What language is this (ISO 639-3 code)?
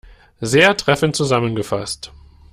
deu